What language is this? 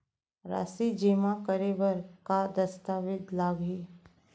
Chhattisgarhi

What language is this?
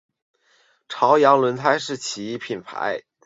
Chinese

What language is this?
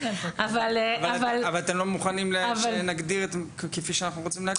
Hebrew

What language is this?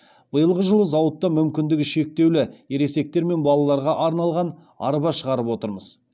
Kazakh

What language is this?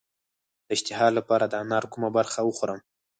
Pashto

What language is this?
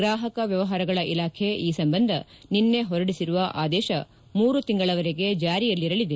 Kannada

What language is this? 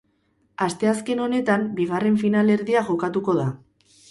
Basque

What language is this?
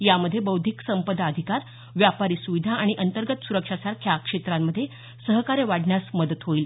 Marathi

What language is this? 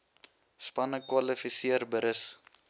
Afrikaans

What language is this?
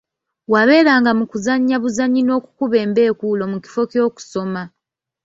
Ganda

